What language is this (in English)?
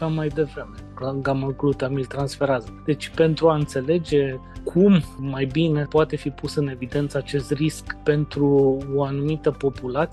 Romanian